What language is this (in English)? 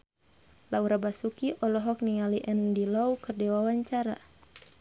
Sundanese